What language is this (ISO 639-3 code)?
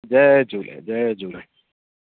snd